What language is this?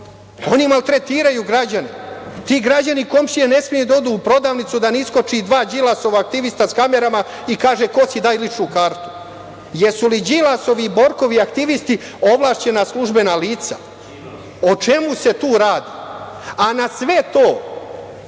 Serbian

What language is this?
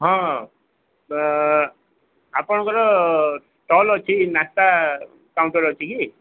Odia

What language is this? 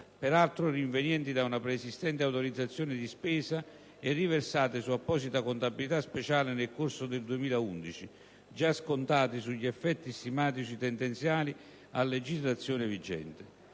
Italian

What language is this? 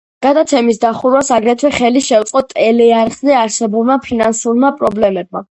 Georgian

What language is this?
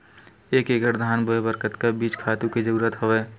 Chhattisgarhi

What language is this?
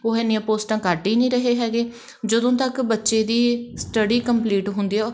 Punjabi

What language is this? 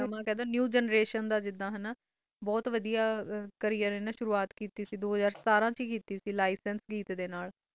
Punjabi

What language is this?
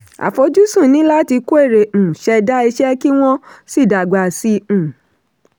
Yoruba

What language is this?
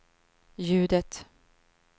Swedish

